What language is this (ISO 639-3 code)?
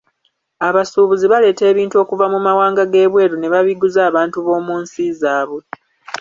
lug